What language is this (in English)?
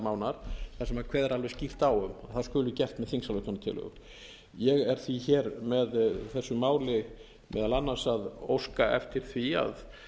Icelandic